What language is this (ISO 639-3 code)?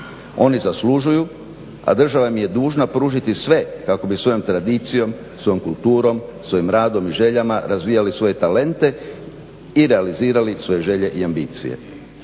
hrv